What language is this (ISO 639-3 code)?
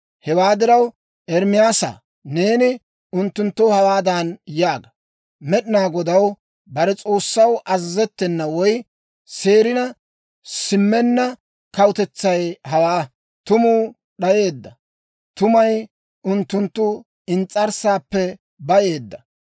dwr